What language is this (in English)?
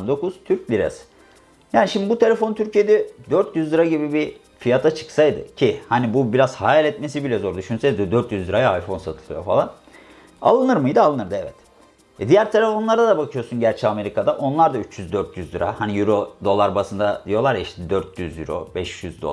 Turkish